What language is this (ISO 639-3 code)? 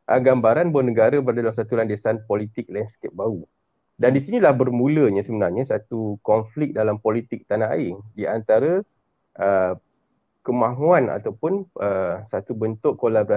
msa